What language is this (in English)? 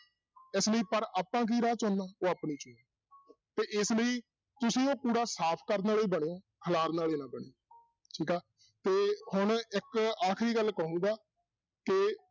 Punjabi